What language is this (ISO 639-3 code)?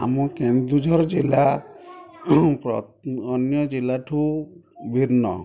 ori